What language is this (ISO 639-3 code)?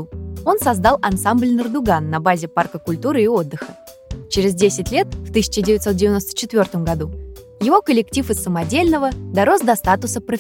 rus